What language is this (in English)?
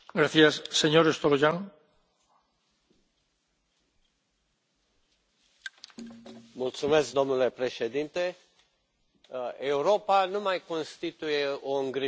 Romanian